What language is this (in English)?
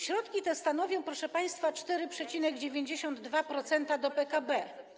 Polish